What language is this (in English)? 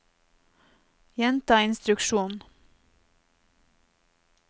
Norwegian